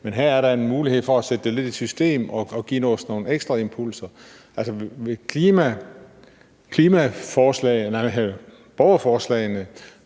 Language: Danish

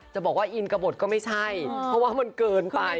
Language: Thai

